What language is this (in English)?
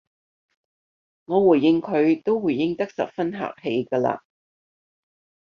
Cantonese